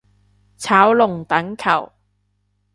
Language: Cantonese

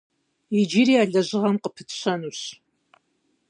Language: Kabardian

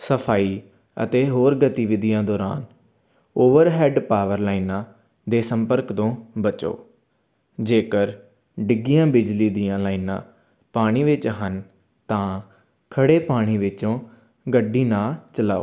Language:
Punjabi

